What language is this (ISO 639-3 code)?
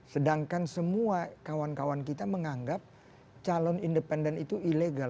ind